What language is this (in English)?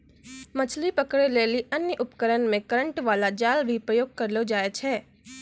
Maithili